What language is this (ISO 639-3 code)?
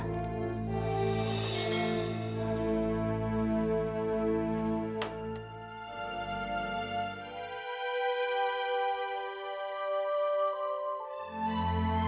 ind